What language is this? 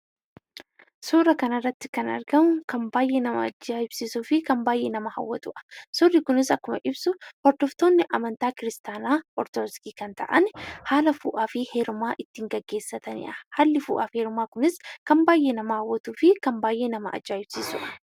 Oromo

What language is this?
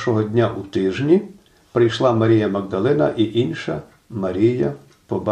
Ukrainian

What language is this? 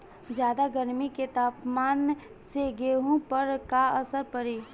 Bhojpuri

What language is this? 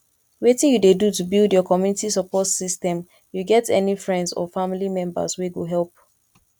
Nigerian Pidgin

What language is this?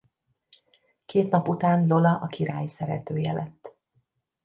Hungarian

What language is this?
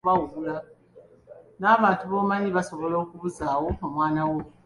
Ganda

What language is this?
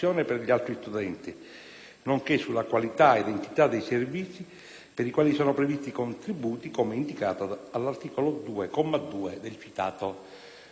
Italian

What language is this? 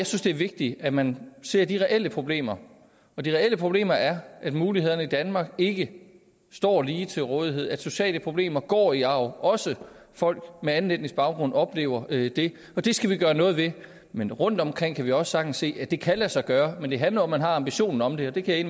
Danish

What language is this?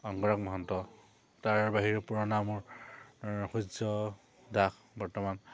Assamese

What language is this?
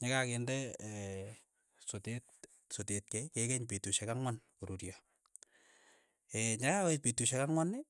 Keiyo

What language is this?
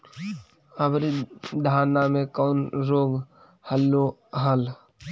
Magahi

